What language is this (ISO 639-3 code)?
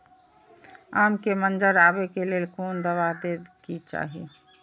mai